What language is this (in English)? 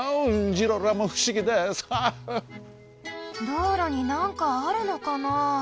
Japanese